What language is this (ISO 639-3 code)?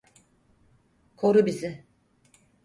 tur